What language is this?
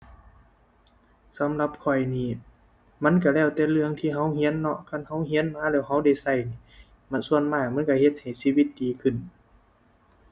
Thai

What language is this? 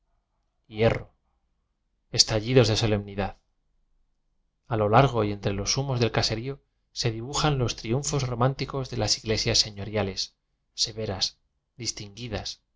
Spanish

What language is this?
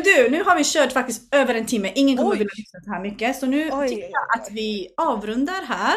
Swedish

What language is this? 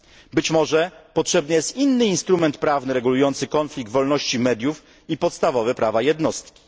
Polish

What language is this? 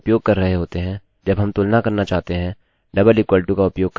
Hindi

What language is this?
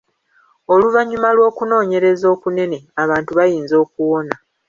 Ganda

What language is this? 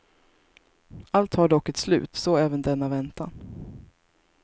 Swedish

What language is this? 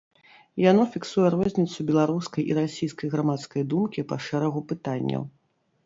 Belarusian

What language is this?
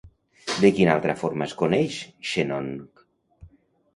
Catalan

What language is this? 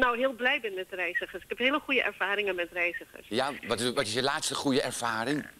Dutch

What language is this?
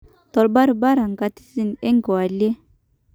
Masai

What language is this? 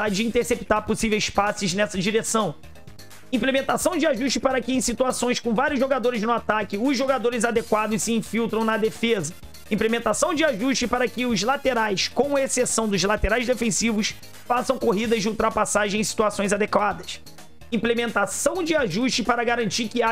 Portuguese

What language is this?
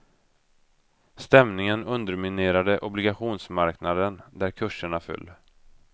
Swedish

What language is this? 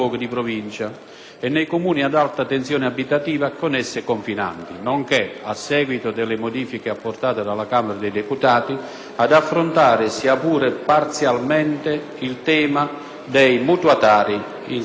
Italian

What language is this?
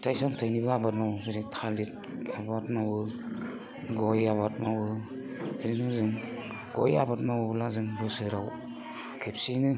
Bodo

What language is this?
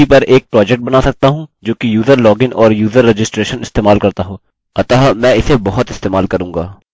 Hindi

